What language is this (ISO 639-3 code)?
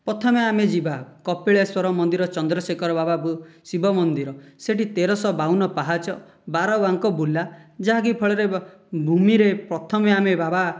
ori